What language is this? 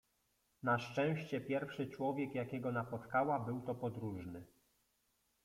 Polish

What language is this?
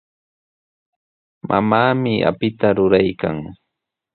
Sihuas Ancash Quechua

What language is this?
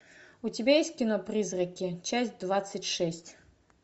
Russian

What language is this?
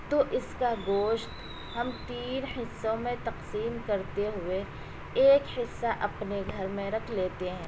Urdu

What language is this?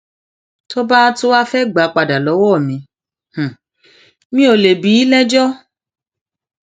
Yoruba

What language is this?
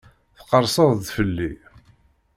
Kabyle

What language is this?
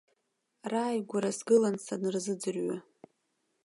Abkhazian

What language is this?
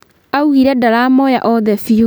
Kikuyu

